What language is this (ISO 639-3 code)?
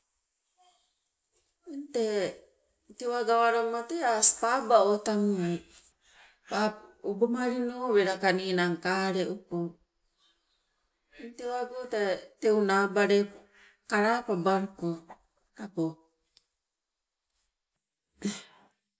nco